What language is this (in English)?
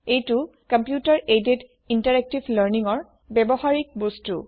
Assamese